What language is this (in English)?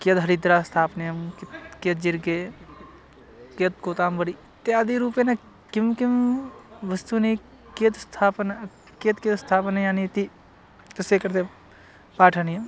Sanskrit